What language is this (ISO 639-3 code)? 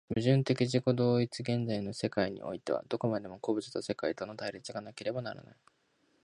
jpn